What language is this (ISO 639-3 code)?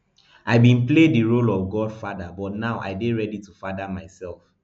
pcm